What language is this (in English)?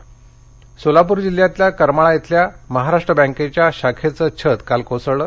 Marathi